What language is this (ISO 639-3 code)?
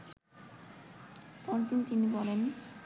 ben